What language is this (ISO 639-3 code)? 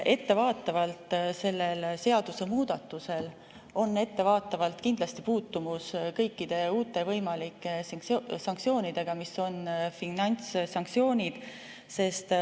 est